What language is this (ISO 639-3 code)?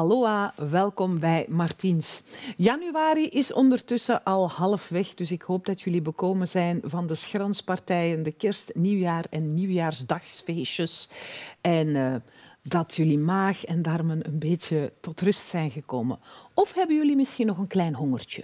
nld